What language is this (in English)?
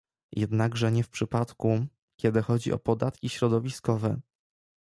Polish